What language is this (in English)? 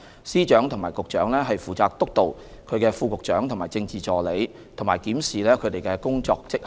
Cantonese